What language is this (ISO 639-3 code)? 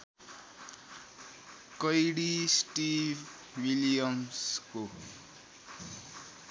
nep